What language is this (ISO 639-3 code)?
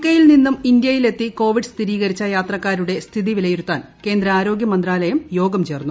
mal